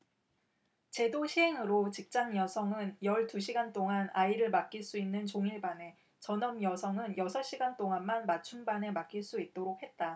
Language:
Korean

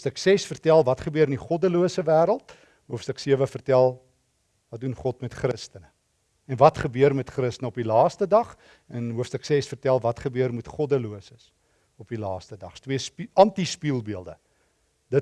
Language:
Dutch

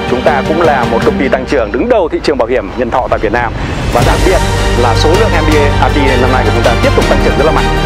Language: Vietnamese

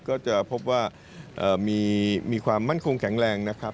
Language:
Thai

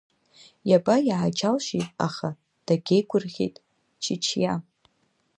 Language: Abkhazian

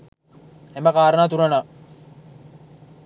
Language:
Sinhala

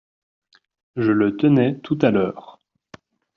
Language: French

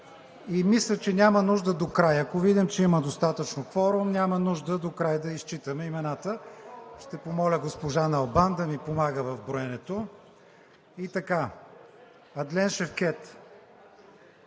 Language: Bulgarian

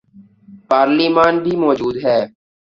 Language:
Urdu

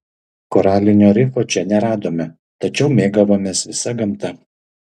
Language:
Lithuanian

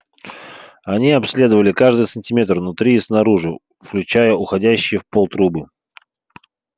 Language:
Russian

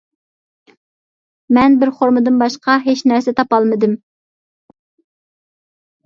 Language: Uyghur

